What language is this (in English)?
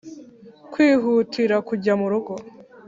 Kinyarwanda